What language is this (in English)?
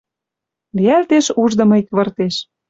Western Mari